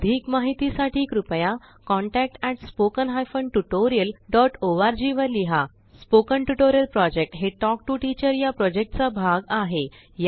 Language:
Marathi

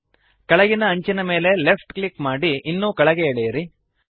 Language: Kannada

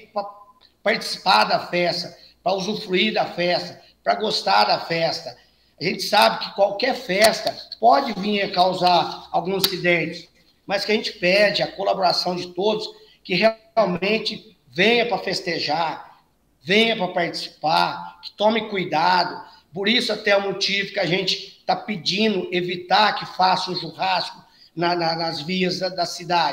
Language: Portuguese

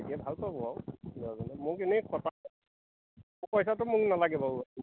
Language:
Assamese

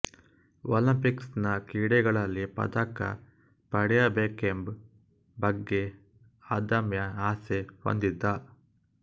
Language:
Kannada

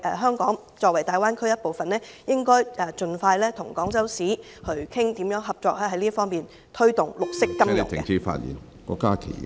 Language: Cantonese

